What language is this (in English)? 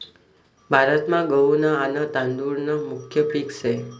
Marathi